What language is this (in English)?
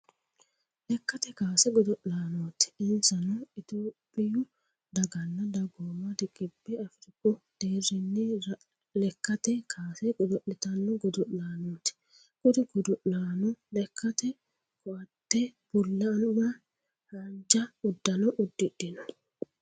Sidamo